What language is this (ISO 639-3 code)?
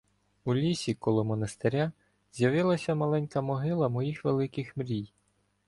ukr